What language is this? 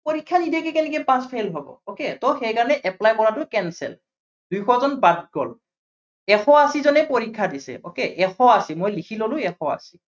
Assamese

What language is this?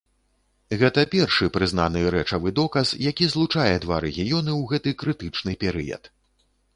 Belarusian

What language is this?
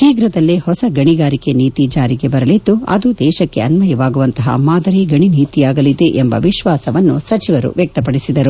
Kannada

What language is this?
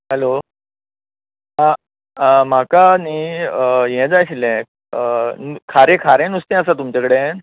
Konkani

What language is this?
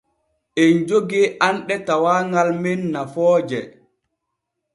Borgu Fulfulde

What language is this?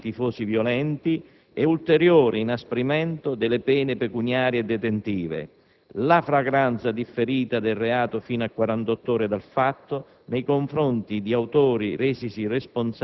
Italian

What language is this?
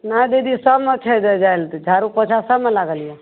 Maithili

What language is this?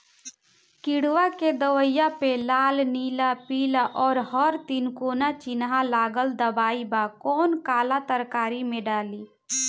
Bhojpuri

